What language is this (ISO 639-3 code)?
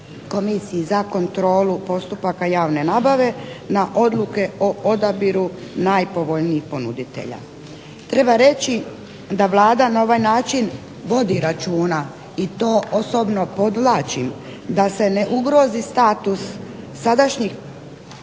hrv